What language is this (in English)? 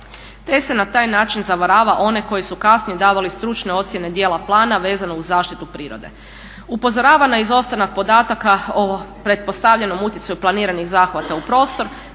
Croatian